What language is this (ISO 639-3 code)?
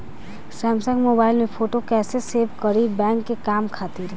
bho